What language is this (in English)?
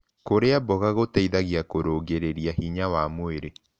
Kikuyu